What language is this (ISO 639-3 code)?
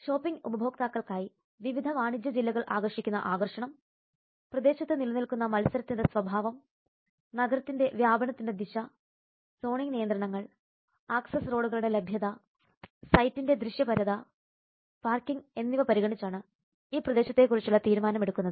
mal